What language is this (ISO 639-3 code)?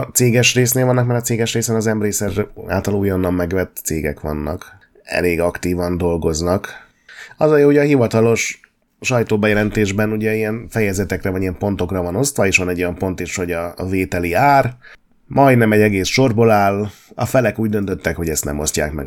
hun